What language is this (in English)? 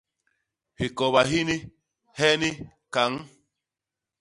Basaa